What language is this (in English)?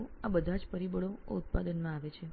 Gujarati